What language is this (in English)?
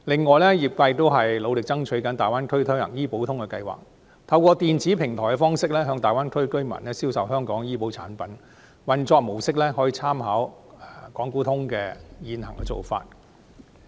Cantonese